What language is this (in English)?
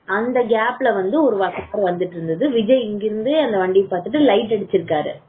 Tamil